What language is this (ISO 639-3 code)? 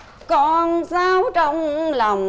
vie